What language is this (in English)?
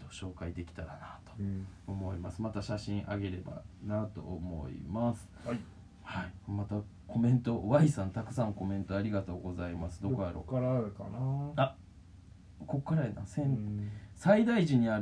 Japanese